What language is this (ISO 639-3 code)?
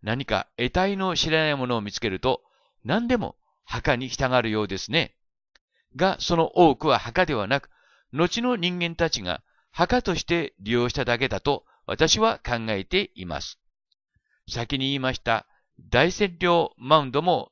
jpn